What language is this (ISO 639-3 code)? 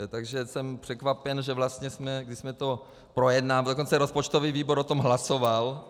ces